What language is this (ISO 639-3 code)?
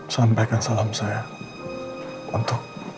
ind